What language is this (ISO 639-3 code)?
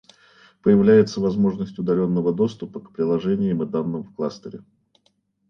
rus